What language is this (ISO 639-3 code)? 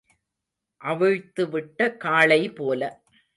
tam